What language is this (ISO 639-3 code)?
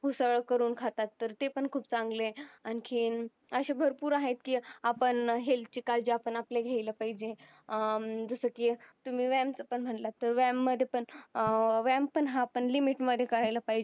mar